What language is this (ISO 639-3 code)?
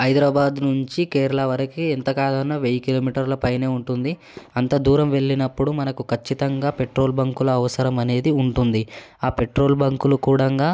tel